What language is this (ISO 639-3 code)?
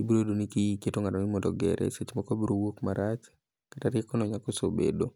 luo